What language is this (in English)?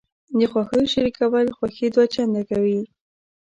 Pashto